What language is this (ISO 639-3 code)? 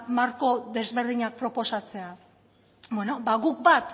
eus